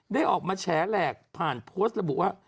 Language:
Thai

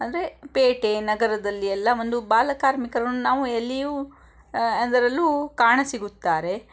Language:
Kannada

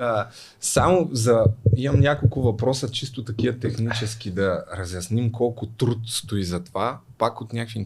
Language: Bulgarian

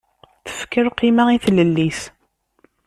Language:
Kabyle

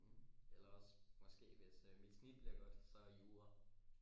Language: Danish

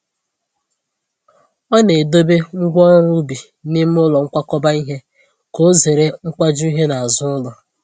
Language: Igbo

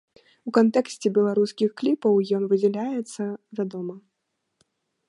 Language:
Belarusian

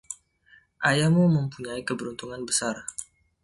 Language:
Indonesian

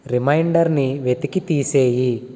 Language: Telugu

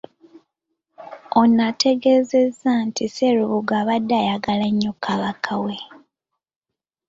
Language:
Ganda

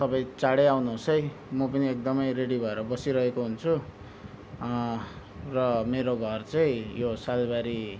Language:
Nepali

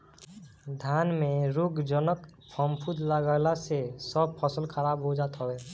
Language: Bhojpuri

